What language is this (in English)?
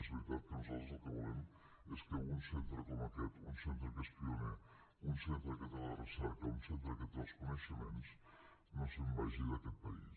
Catalan